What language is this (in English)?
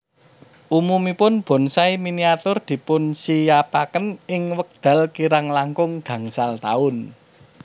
Javanese